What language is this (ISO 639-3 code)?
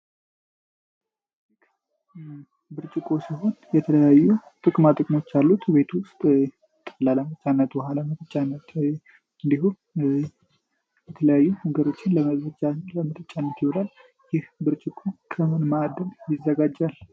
amh